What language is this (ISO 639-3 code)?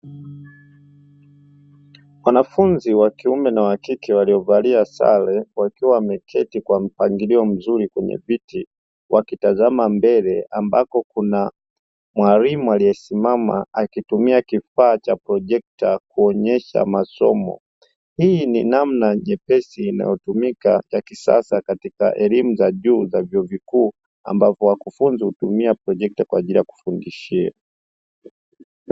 swa